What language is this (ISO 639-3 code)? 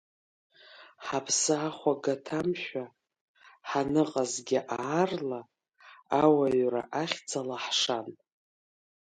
abk